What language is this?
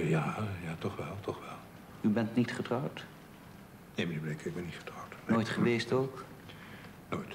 Dutch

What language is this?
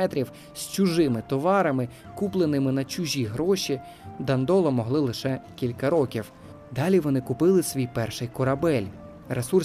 Ukrainian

